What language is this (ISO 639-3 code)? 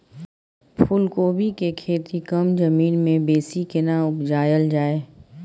mai